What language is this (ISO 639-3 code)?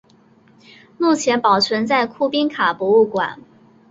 zho